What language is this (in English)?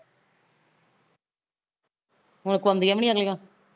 Punjabi